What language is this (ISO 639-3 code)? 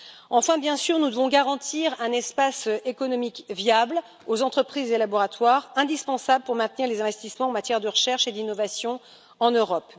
fra